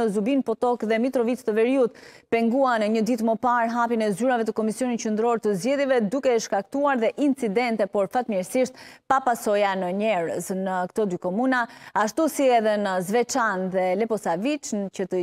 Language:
Romanian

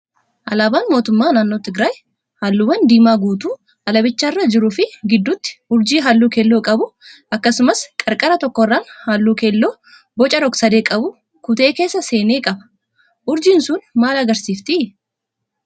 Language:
Oromo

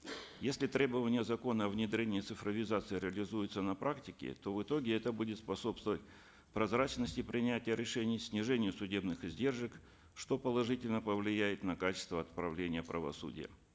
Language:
Kazakh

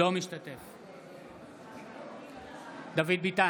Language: Hebrew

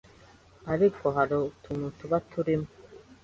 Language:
Kinyarwanda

